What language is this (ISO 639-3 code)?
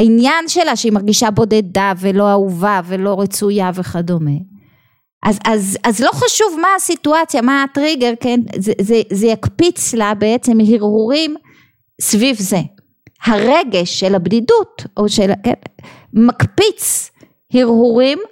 heb